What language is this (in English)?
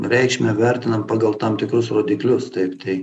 Lithuanian